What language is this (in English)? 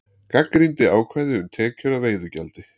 Icelandic